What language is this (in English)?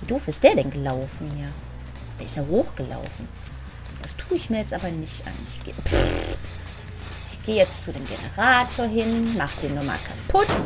German